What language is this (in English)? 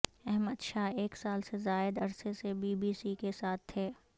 Urdu